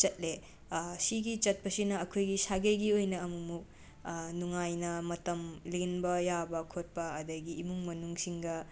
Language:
Manipuri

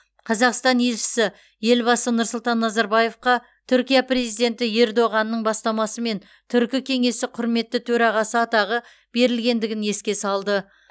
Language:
Kazakh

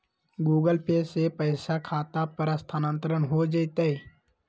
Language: Magahi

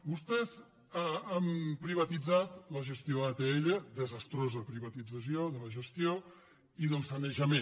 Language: Catalan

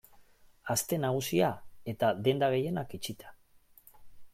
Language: Basque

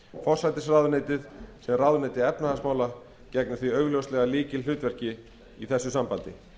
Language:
Icelandic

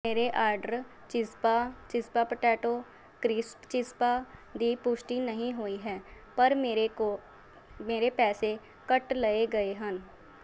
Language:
Punjabi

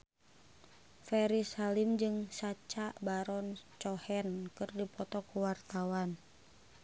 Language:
Sundanese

